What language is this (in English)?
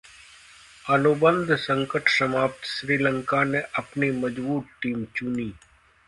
Hindi